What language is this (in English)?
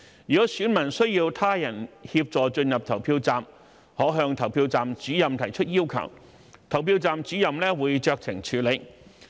Cantonese